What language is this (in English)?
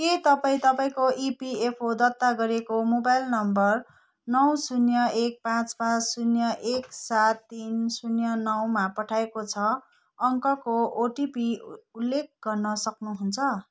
Nepali